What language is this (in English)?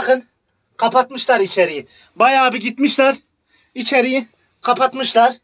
Turkish